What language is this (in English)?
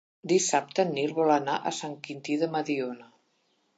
Catalan